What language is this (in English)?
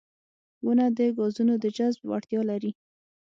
Pashto